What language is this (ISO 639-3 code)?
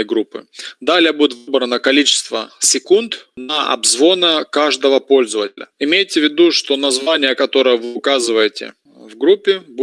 rus